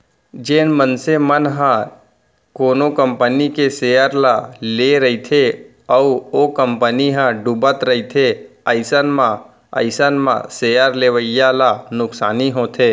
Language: Chhattisgarhi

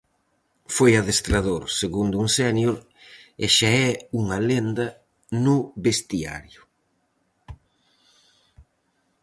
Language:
Galician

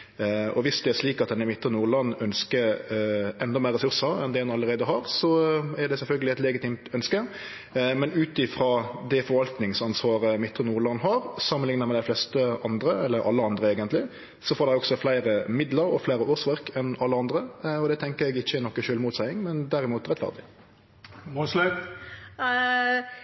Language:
Norwegian Nynorsk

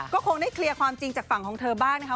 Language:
Thai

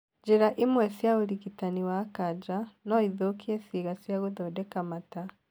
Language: Kikuyu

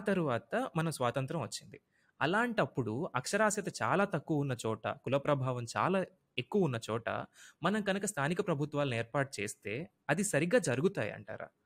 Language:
Telugu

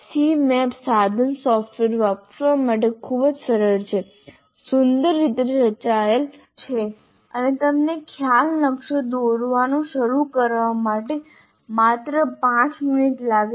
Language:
Gujarati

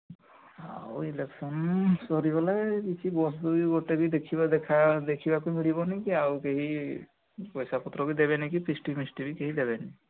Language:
Odia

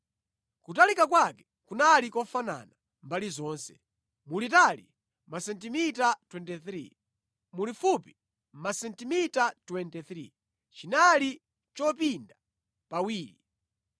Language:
Nyanja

